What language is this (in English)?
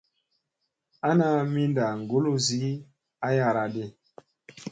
Musey